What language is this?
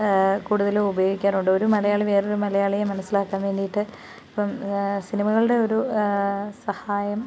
Malayalam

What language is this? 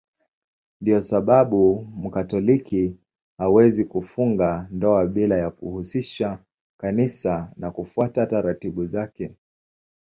Swahili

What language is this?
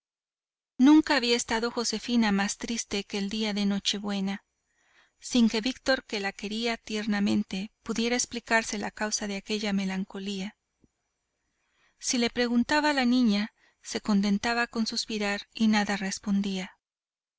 Spanish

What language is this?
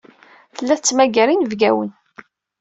Kabyle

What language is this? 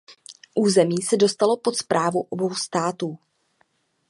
Czech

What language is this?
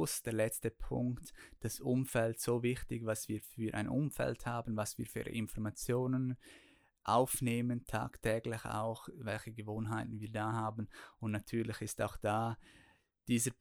German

